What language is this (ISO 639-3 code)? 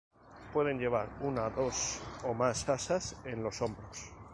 spa